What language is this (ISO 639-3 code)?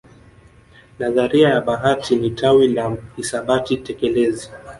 swa